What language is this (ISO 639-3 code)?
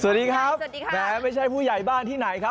tha